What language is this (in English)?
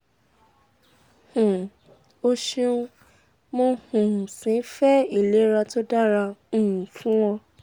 Yoruba